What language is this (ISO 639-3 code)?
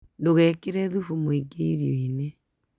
kik